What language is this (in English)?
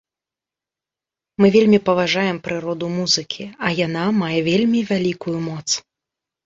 Belarusian